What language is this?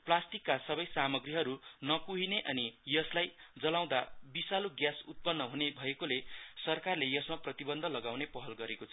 Nepali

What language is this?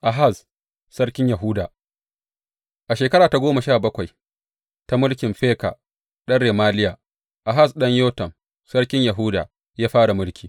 Hausa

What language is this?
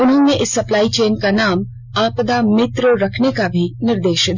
Hindi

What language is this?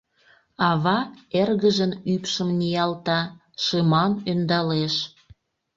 Mari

